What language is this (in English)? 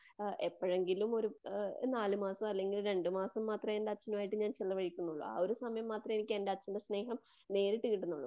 Malayalam